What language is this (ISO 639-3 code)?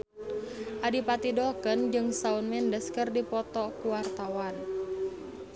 sun